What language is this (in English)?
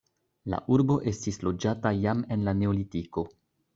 Esperanto